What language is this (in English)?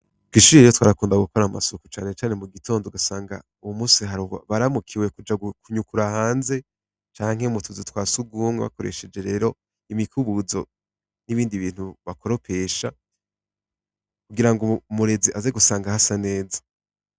Rundi